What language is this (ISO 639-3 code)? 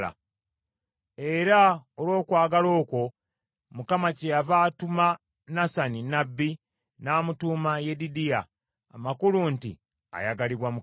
lug